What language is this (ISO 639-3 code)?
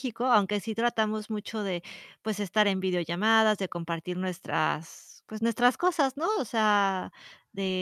spa